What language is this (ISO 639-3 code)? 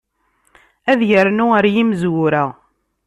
kab